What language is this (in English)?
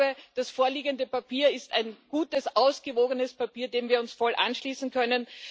German